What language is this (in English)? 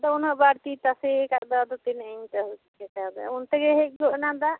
Santali